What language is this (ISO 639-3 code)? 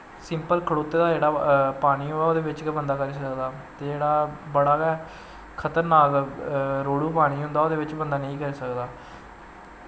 doi